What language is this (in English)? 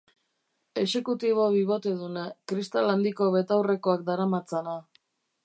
Basque